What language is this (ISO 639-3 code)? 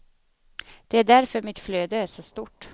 swe